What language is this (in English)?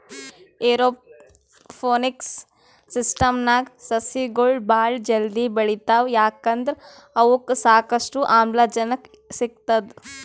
Kannada